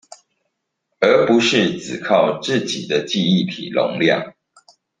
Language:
Chinese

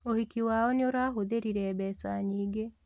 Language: Kikuyu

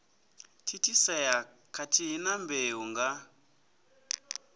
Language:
Venda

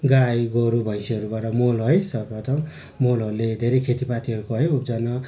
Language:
Nepali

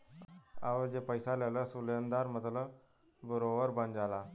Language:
Bhojpuri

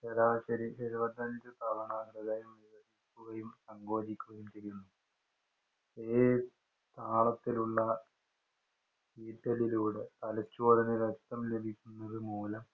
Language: Malayalam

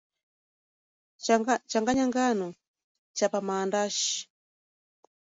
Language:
Swahili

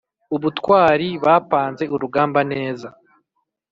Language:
Kinyarwanda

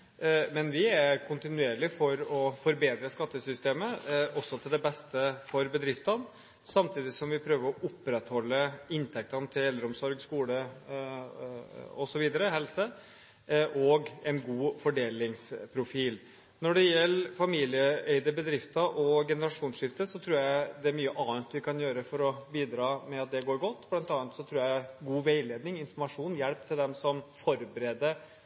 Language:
Norwegian Bokmål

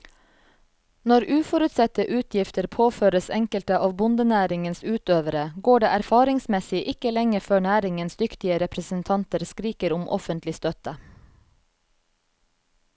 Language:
Norwegian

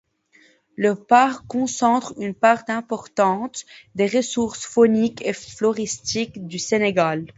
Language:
French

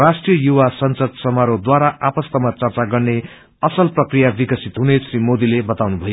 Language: Nepali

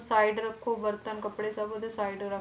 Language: Punjabi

